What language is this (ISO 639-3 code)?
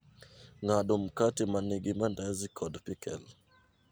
luo